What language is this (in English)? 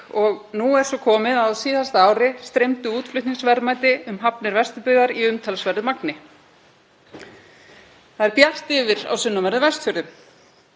Icelandic